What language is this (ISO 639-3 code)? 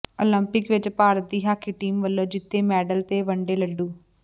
pan